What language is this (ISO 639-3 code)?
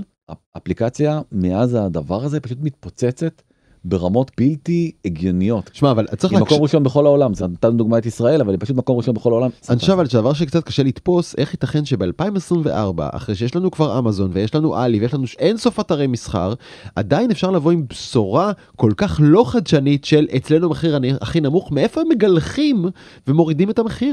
heb